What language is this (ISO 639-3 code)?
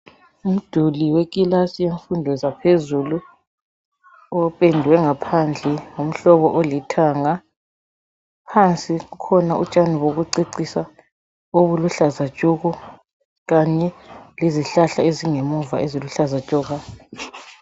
nde